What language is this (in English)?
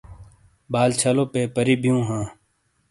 Shina